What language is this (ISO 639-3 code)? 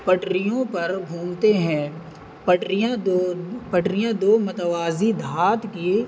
urd